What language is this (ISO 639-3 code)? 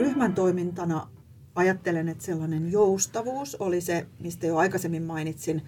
fin